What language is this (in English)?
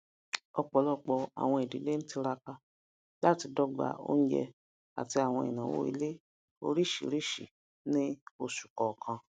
Yoruba